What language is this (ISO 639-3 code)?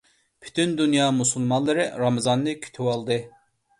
uig